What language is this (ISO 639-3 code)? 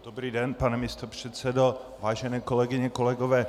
ces